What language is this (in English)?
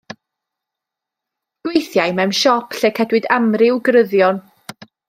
Welsh